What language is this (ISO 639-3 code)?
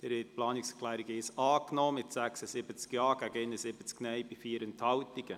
gsw